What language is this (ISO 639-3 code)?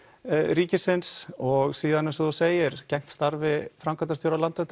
isl